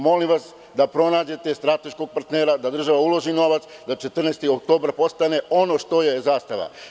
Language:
Serbian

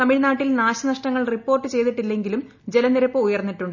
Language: Malayalam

